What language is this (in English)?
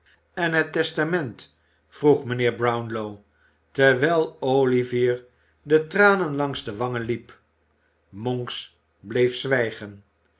Dutch